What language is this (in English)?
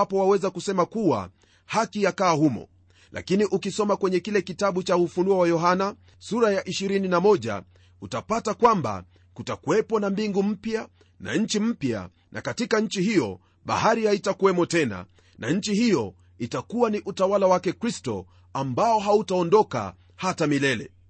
Swahili